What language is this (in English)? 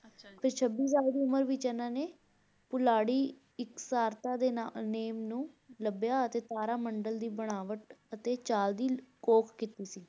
Punjabi